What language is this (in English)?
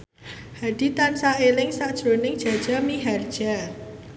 Javanese